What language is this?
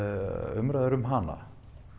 Icelandic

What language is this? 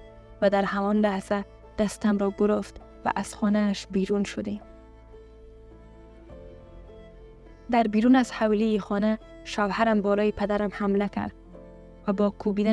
Persian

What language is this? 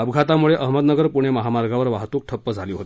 Marathi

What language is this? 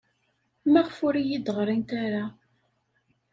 Kabyle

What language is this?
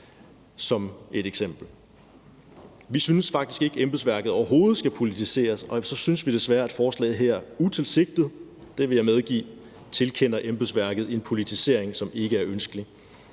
Danish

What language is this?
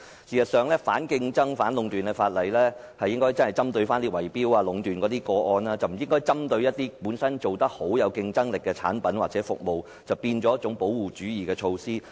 Cantonese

